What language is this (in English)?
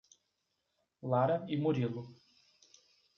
Portuguese